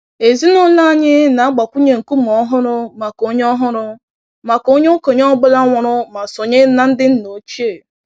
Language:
Igbo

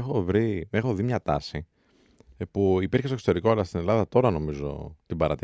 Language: Greek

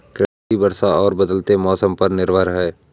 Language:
Hindi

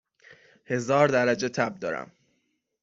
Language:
Persian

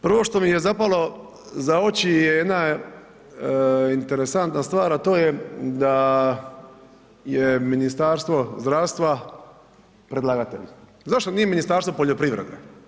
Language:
Croatian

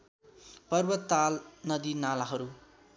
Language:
Nepali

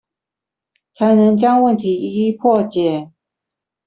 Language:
Chinese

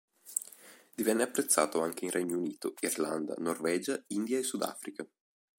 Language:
Italian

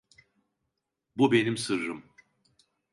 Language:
Turkish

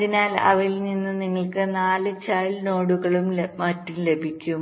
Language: Malayalam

